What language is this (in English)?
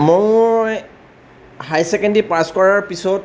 Assamese